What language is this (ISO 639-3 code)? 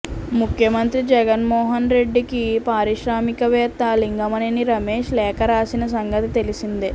tel